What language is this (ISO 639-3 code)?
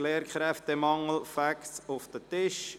gsw